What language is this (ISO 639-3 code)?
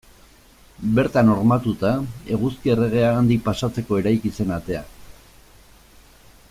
eus